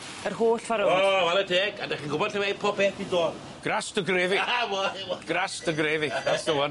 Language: Welsh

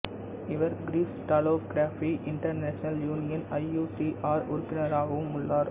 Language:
Tamil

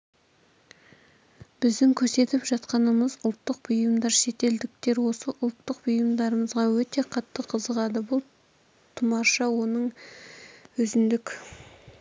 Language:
Kazakh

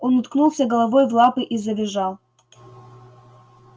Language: Russian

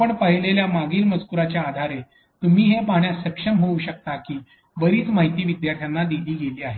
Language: Marathi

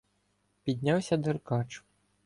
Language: Ukrainian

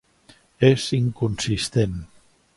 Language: Catalan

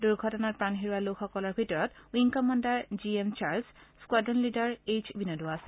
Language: Assamese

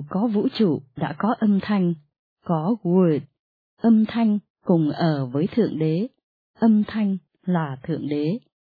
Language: Vietnamese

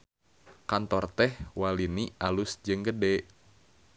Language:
Sundanese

